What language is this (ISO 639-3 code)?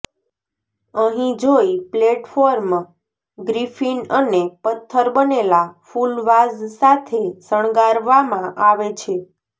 guj